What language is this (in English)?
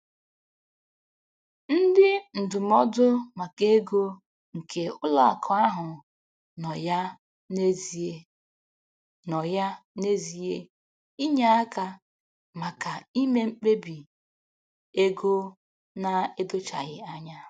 Igbo